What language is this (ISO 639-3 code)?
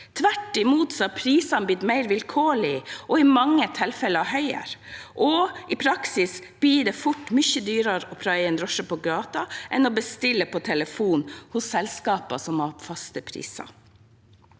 nor